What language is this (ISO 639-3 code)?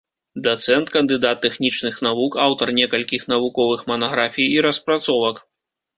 bel